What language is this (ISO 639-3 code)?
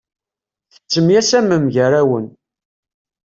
kab